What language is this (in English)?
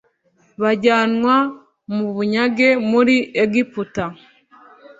Kinyarwanda